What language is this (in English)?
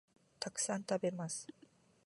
Japanese